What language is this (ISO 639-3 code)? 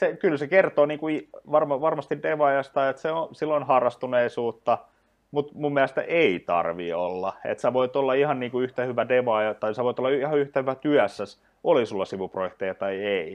fin